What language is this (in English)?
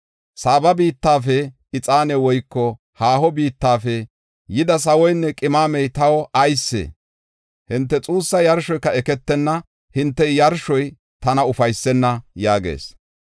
Gofa